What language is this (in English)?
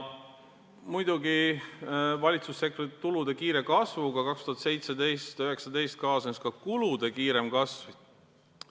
Estonian